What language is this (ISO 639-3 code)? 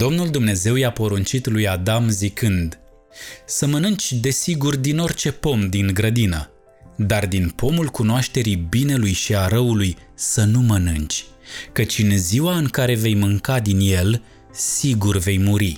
ron